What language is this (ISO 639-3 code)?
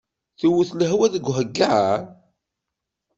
kab